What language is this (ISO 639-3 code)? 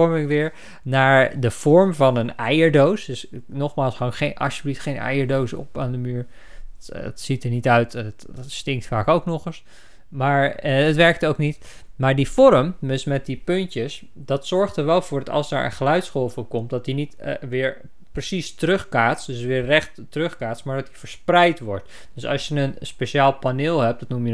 nld